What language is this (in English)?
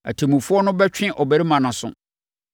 Akan